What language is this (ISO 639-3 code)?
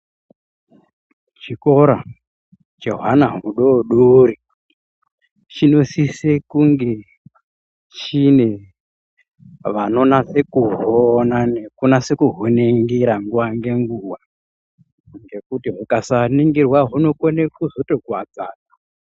ndc